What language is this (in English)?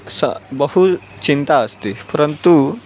Sanskrit